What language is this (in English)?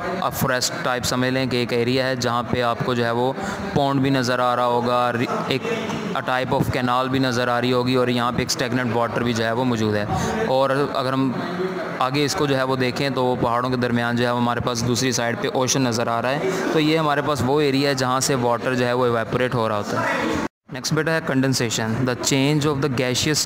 Hindi